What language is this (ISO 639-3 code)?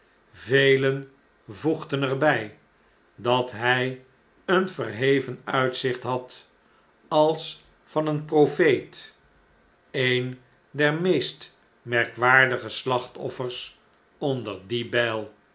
nld